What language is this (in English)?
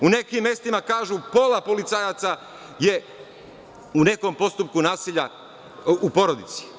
Serbian